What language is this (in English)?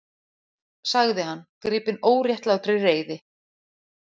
Icelandic